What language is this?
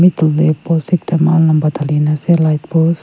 Naga Pidgin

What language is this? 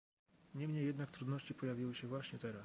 Polish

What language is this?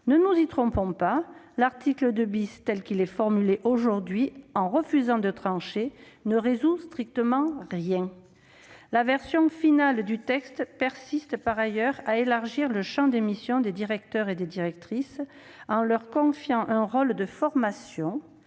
French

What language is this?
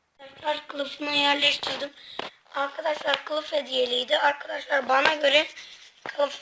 Turkish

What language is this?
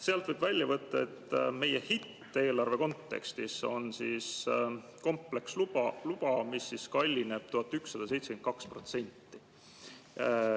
Estonian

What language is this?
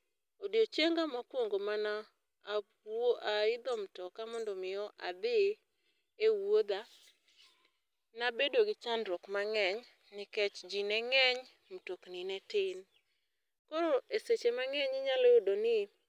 Luo (Kenya and Tanzania)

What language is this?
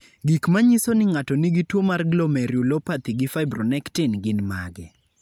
Luo (Kenya and Tanzania)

